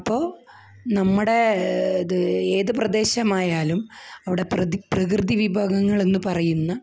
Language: Malayalam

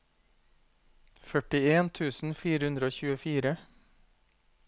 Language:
Norwegian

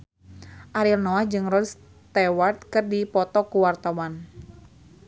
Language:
Sundanese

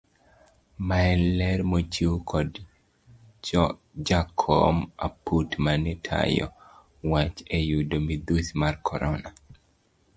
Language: Luo (Kenya and Tanzania)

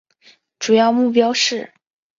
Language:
Chinese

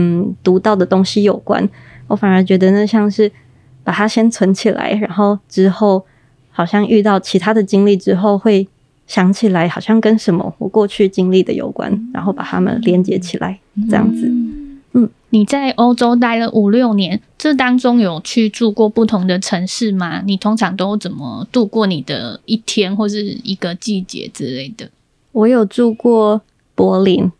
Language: Chinese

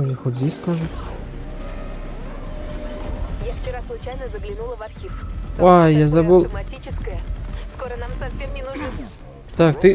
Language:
Russian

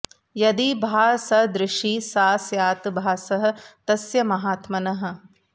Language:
Sanskrit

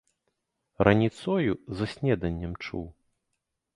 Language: Belarusian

